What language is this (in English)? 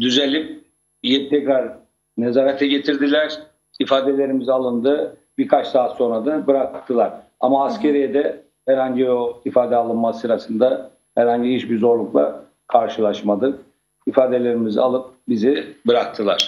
Turkish